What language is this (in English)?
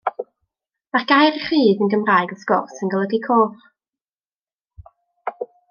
Welsh